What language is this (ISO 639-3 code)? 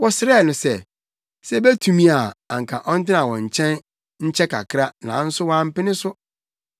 aka